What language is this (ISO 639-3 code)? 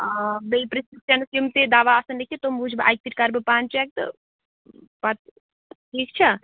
kas